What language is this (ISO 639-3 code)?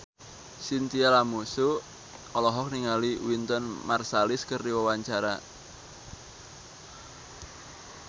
sun